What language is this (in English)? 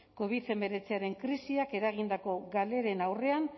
Basque